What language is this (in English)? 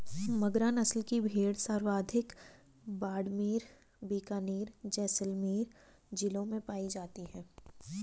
Hindi